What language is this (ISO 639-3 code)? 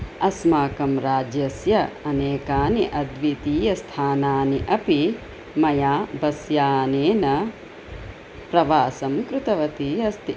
san